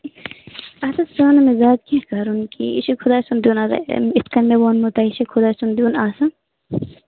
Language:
Kashmiri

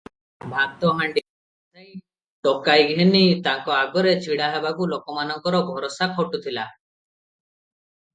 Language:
Odia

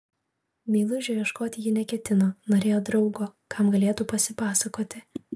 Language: Lithuanian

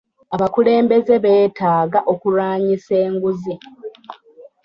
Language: Ganda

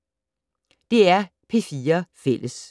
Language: Danish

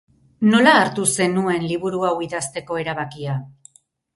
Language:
Basque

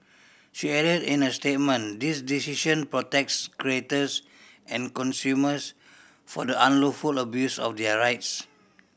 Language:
English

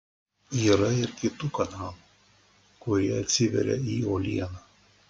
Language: Lithuanian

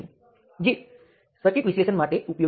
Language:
Gujarati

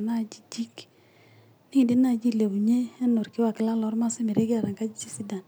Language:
Masai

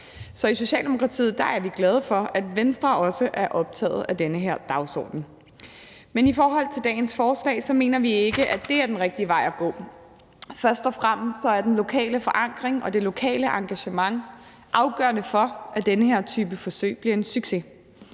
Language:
Danish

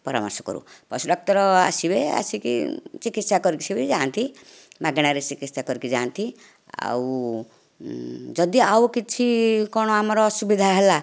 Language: Odia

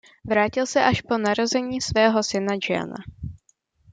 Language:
Czech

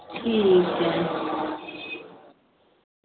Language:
Dogri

